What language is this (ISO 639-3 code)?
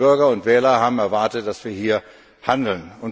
deu